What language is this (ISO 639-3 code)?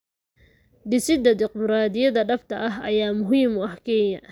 som